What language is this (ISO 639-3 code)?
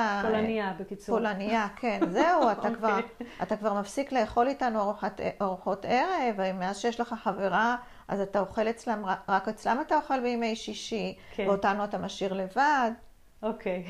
heb